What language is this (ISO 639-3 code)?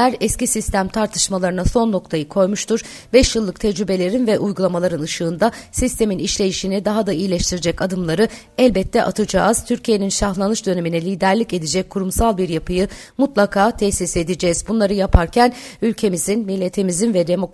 tur